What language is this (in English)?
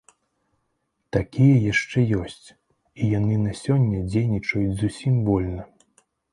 Belarusian